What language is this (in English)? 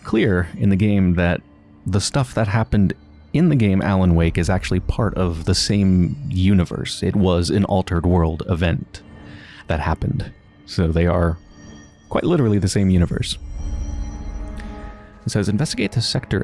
English